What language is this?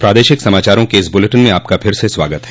Hindi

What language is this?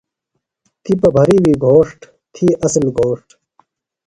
Phalura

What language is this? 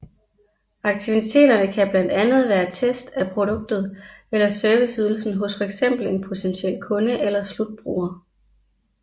Danish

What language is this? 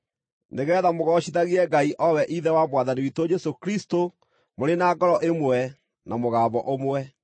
Kikuyu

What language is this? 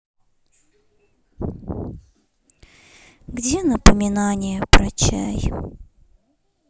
Russian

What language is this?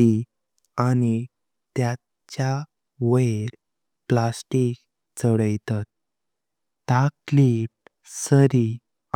Konkani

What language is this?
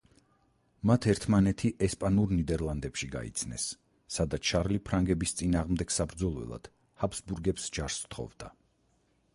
Georgian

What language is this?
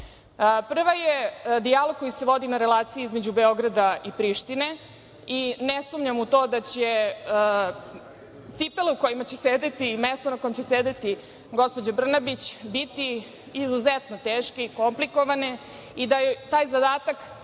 Serbian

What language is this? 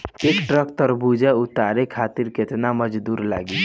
Bhojpuri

